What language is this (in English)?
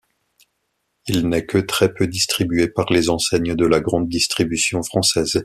French